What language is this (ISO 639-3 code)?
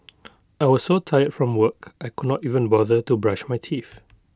eng